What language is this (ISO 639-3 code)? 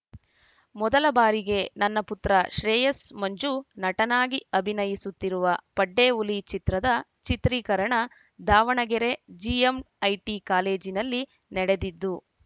kan